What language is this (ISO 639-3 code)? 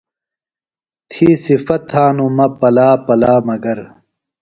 phl